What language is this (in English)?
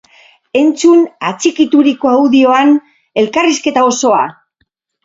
Basque